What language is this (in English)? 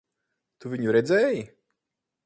Latvian